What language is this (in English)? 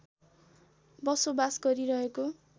Nepali